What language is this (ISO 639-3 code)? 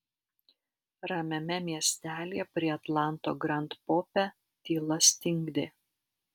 lit